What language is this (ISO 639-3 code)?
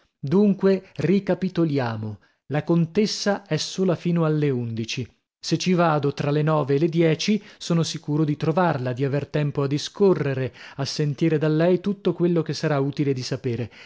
ita